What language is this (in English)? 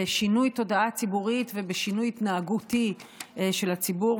Hebrew